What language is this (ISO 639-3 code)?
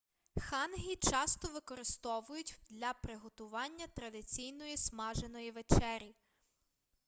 ukr